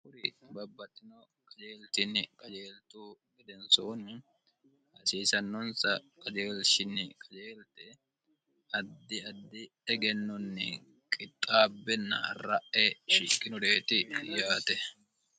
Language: Sidamo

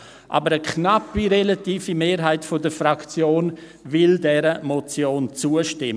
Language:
Swiss German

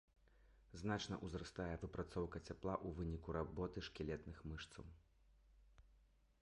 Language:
Belarusian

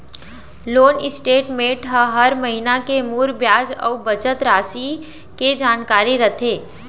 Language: Chhattisgarhi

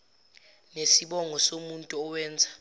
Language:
Zulu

